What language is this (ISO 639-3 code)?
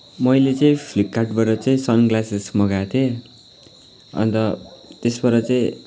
nep